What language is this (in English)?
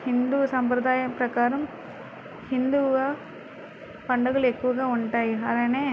Telugu